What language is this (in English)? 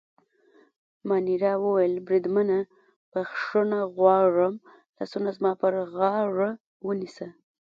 Pashto